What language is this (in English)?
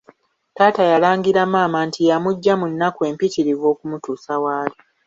Ganda